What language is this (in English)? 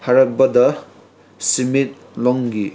Manipuri